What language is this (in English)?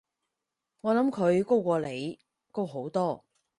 Cantonese